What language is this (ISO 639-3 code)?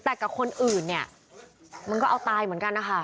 tha